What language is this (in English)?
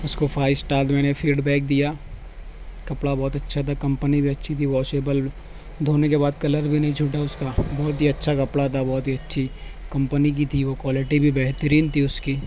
Urdu